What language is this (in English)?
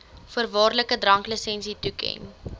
Afrikaans